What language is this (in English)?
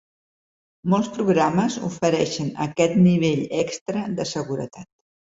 Catalan